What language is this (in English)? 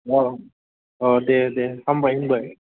Bodo